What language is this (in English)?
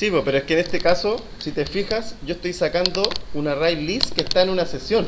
Spanish